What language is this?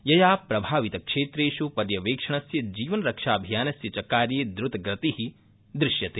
Sanskrit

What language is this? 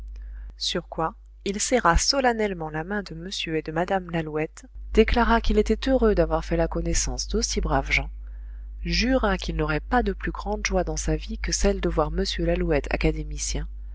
French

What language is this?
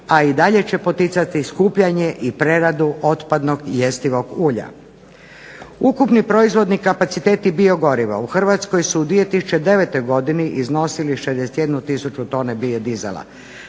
Croatian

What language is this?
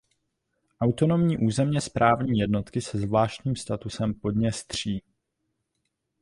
Czech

